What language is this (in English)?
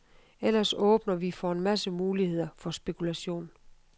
Danish